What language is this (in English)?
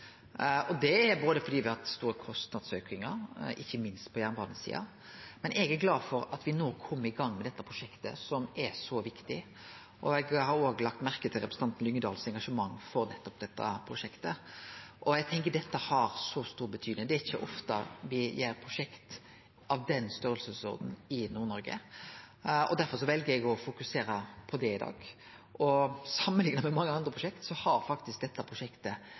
Norwegian Nynorsk